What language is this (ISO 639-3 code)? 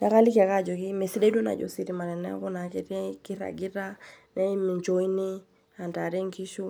mas